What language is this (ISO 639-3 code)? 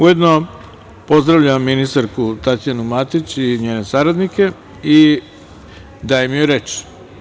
srp